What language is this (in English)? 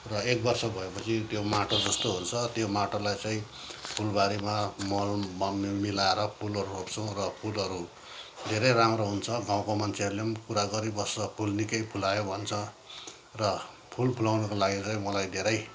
Nepali